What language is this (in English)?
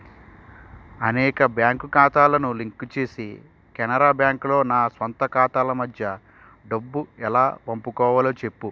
Telugu